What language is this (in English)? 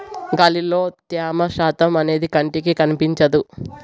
Telugu